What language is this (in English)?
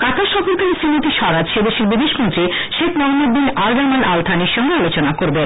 Bangla